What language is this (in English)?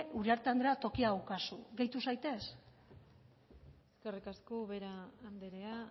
Basque